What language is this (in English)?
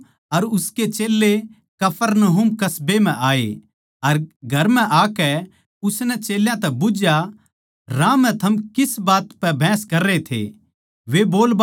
Haryanvi